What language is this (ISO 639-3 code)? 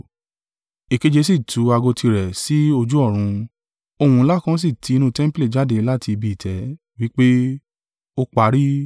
yor